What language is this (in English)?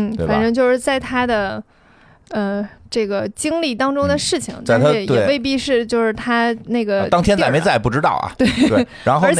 Chinese